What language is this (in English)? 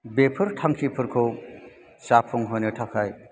Bodo